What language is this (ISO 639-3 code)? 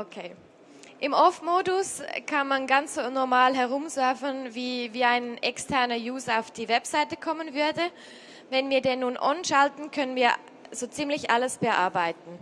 deu